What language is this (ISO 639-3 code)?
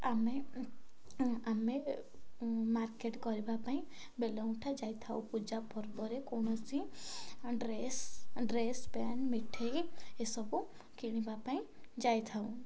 ori